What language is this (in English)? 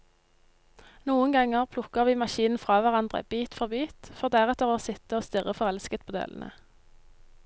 Norwegian